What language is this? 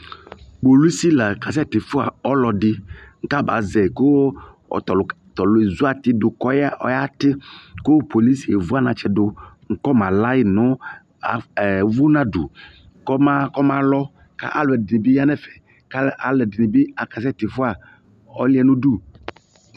Ikposo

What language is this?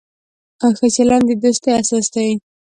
Pashto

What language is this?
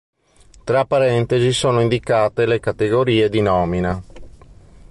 Italian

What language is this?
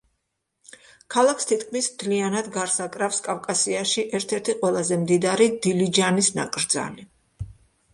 Georgian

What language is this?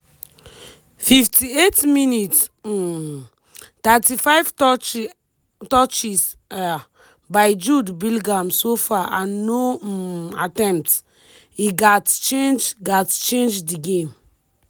Nigerian Pidgin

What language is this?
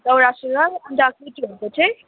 Nepali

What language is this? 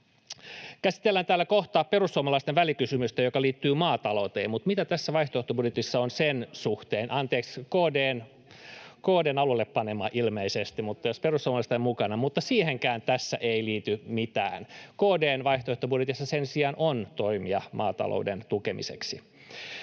Finnish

